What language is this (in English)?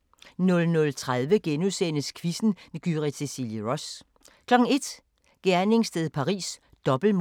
Danish